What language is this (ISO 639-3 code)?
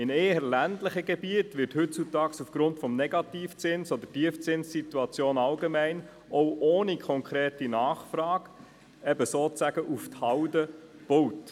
gsw